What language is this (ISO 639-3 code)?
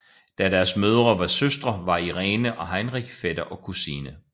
dan